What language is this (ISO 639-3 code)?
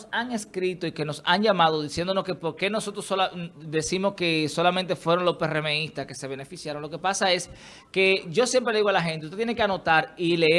spa